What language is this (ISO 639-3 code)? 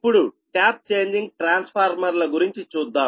tel